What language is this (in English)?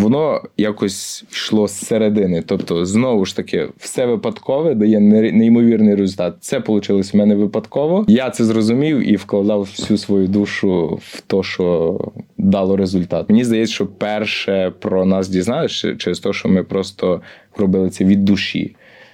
Ukrainian